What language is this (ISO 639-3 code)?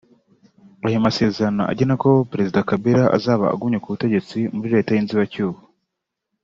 kin